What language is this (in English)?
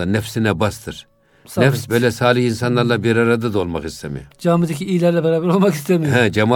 Turkish